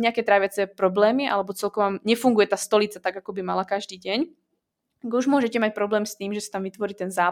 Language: Czech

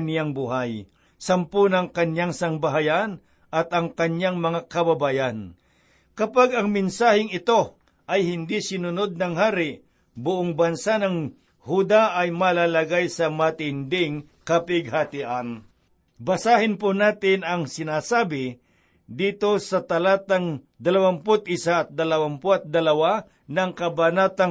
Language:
Filipino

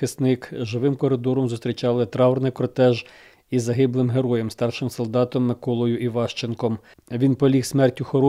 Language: Ukrainian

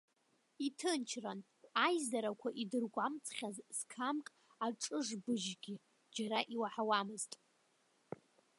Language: Abkhazian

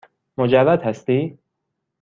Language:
Persian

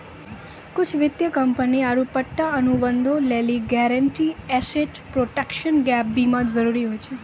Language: Maithili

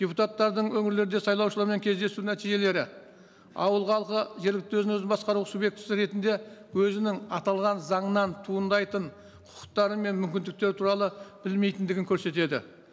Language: Kazakh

